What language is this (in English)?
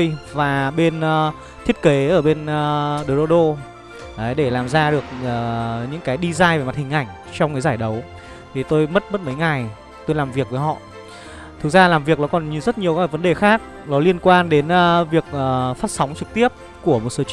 Vietnamese